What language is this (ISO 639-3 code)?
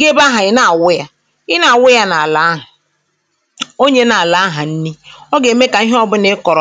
ibo